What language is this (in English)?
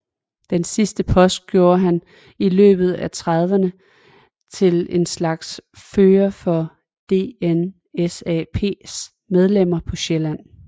Danish